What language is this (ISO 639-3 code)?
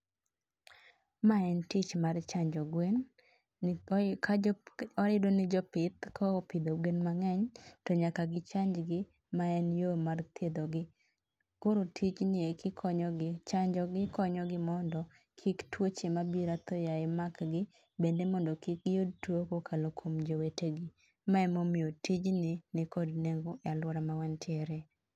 luo